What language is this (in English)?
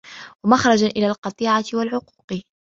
Arabic